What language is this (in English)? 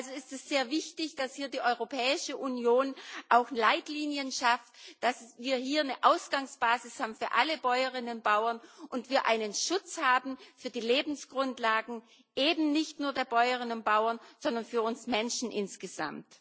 German